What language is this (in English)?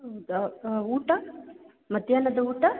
Kannada